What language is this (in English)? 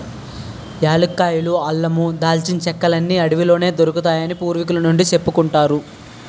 Telugu